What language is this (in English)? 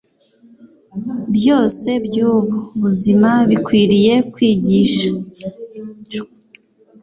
Kinyarwanda